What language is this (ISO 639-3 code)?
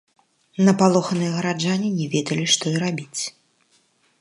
bel